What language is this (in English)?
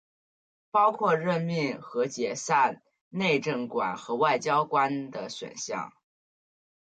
Chinese